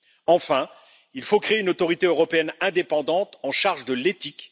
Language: French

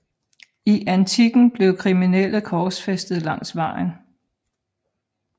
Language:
Danish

